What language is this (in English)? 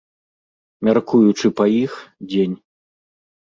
Belarusian